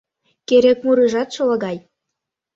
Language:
Mari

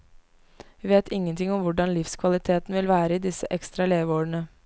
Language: Norwegian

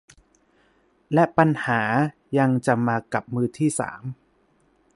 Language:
Thai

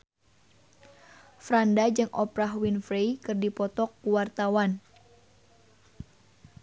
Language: Sundanese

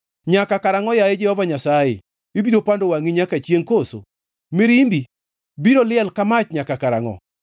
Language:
Luo (Kenya and Tanzania)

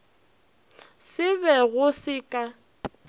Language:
Northern Sotho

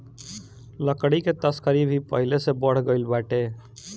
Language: Bhojpuri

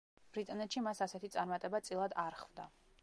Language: Georgian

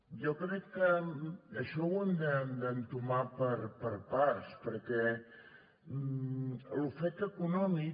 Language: Catalan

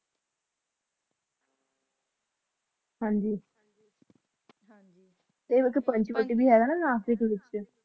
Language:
Punjabi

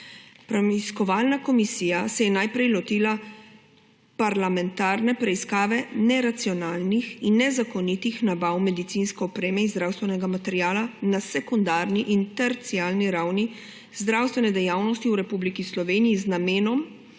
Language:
Slovenian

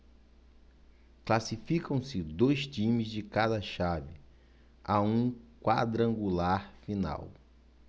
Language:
Portuguese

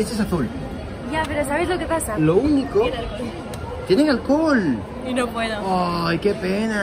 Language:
Spanish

